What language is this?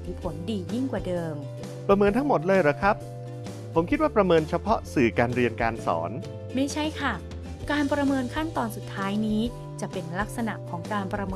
Thai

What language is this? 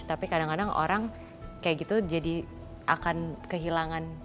Indonesian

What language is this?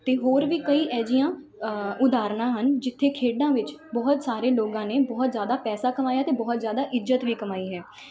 Punjabi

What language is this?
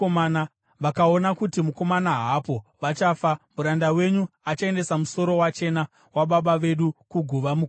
Shona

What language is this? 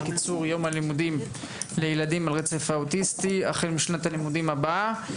Hebrew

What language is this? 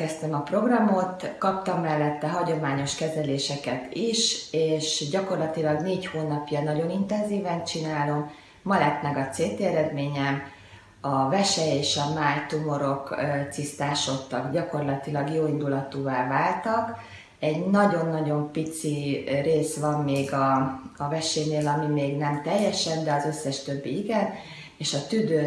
Hungarian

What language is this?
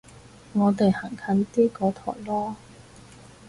Cantonese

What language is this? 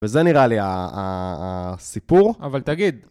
Hebrew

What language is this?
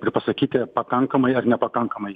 Lithuanian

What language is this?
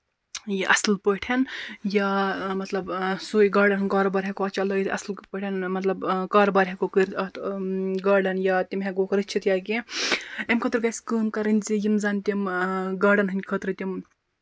Kashmiri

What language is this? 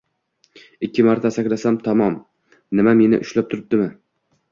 Uzbek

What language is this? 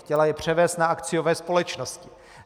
Czech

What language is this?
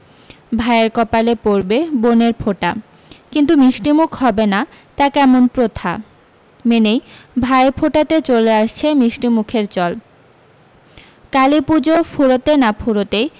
Bangla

